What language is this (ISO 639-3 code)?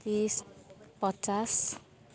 nep